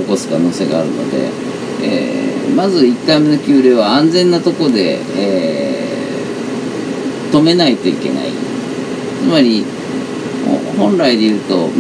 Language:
Japanese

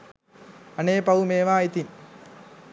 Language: Sinhala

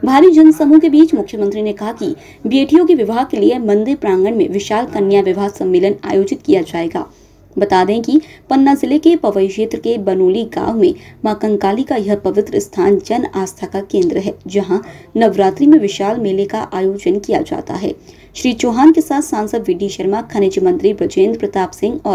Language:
Hindi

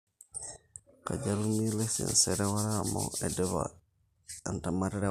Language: Masai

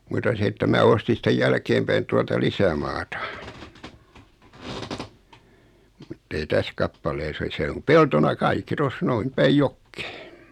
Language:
Finnish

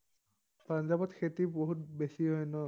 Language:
Assamese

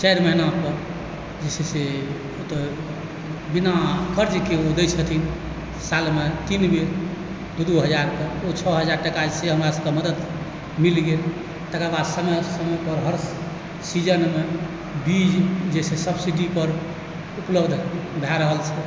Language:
Maithili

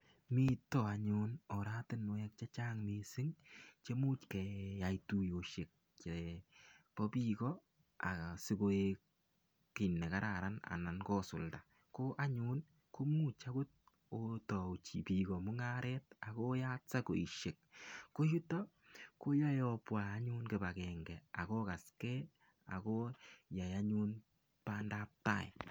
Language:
Kalenjin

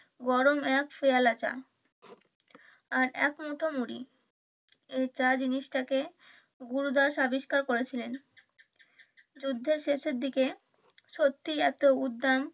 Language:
Bangla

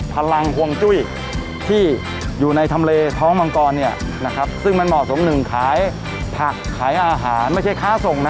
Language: Thai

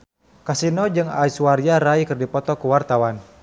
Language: Sundanese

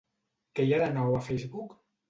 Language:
Catalan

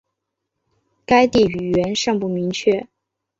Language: Chinese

